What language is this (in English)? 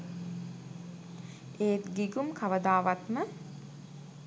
Sinhala